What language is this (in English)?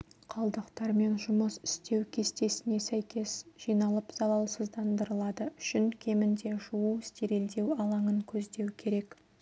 Kazakh